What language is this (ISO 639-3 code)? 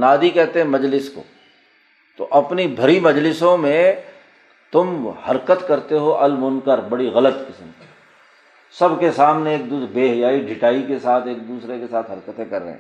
urd